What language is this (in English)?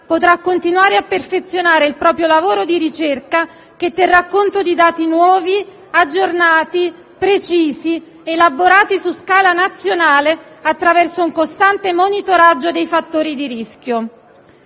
Italian